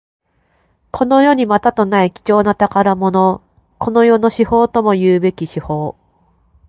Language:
Japanese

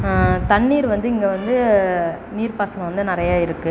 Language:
Tamil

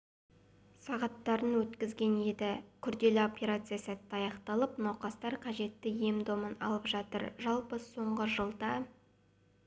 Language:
Kazakh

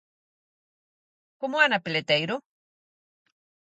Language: Galician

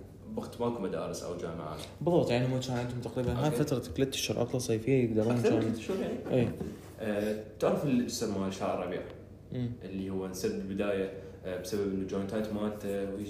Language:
Arabic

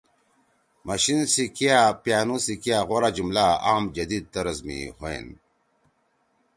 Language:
Torwali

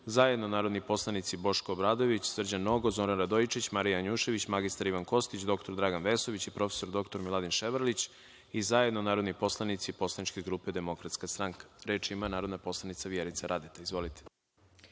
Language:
Serbian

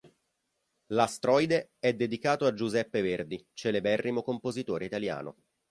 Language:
Italian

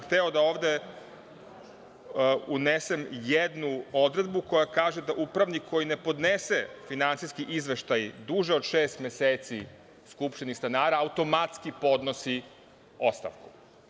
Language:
Serbian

